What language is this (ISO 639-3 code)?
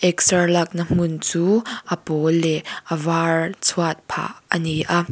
lus